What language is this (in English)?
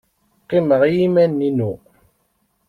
Kabyle